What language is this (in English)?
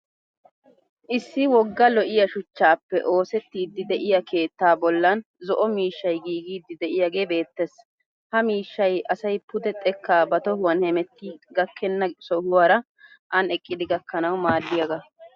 Wolaytta